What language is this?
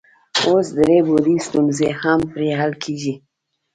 Pashto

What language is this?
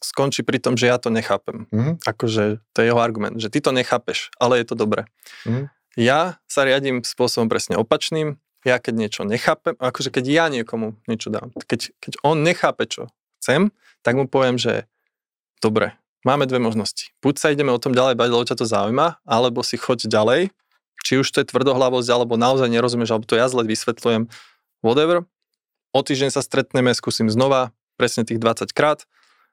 Slovak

